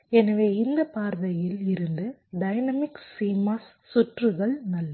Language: Tamil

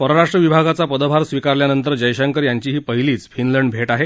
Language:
Marathi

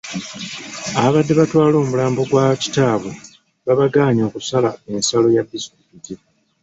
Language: Ganda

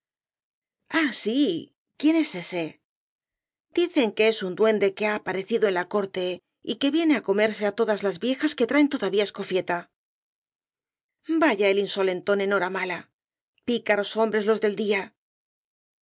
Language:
Spanish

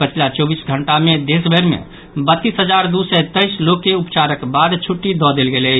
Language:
Maithili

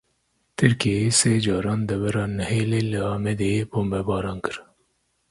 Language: Kurdish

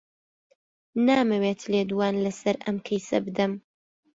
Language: Central Kurdish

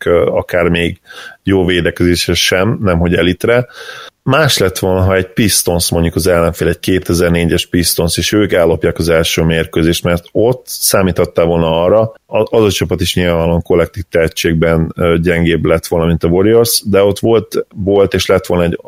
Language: Hungarian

